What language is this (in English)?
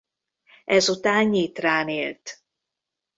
Hungarian